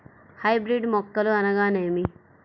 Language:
Telugu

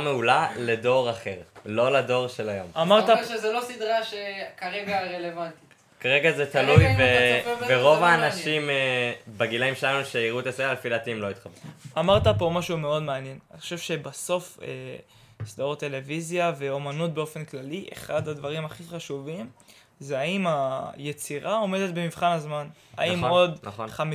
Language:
Hebrew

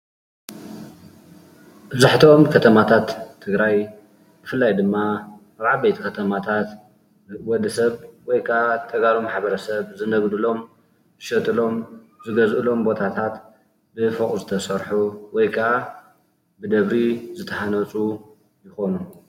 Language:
Tigrinya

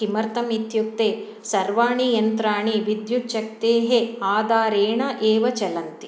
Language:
Sanskrit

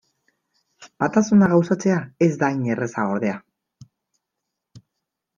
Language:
Basque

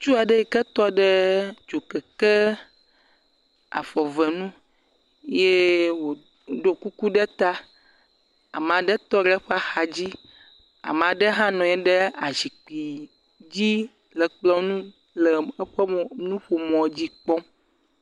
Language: Ewe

